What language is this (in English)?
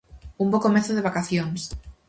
Galician